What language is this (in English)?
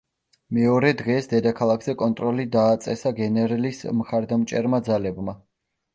Georgian